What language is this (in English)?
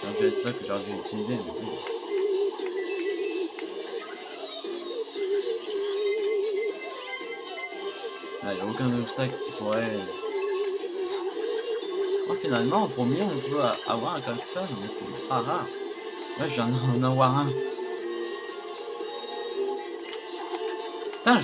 French